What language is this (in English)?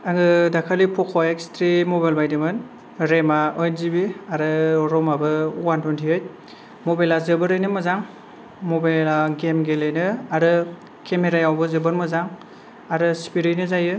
Bodo